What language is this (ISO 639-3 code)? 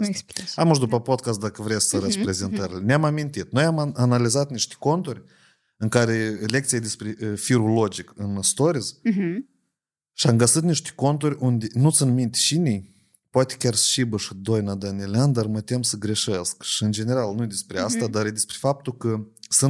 ron